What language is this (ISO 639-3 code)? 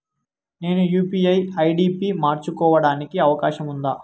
tel